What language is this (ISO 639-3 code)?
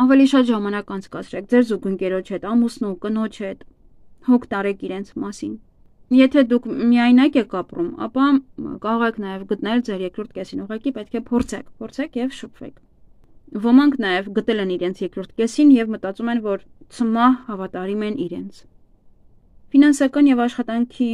ron